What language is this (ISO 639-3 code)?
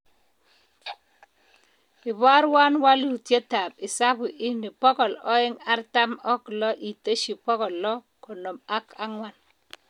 kln